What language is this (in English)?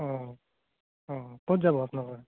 Assamese